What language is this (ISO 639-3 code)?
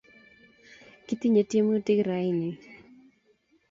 kln